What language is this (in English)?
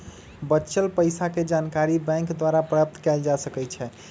Magahi